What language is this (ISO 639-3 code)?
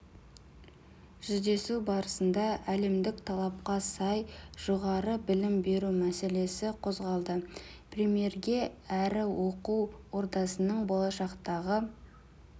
kaz